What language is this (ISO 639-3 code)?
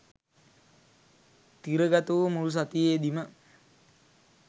sin